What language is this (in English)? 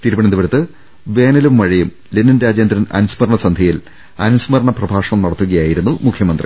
Malayalam